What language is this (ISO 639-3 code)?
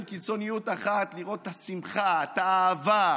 heb